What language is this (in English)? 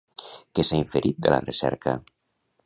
Catalan